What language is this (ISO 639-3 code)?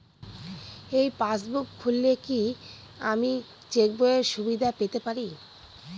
ben